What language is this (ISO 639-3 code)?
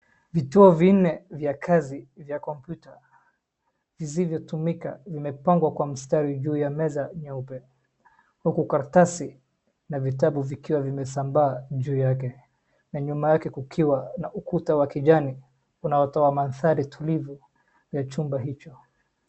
swa